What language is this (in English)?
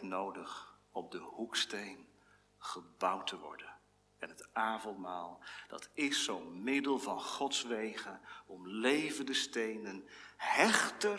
Dutch